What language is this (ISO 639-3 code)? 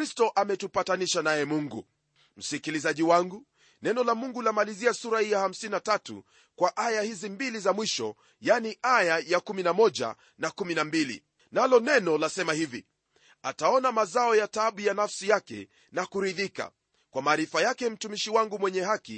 swa